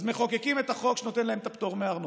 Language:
Hebrew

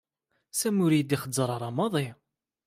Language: Kabyle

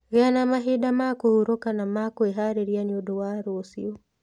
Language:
Kikuyu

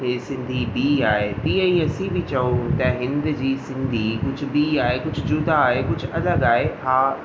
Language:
Sindhi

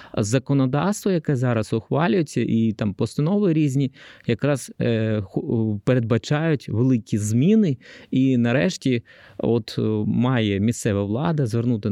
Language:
Ukrainian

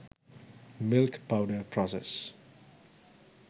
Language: Sinhala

